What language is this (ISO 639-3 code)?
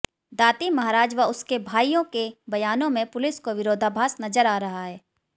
hin